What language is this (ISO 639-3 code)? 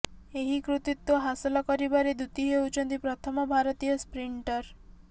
ori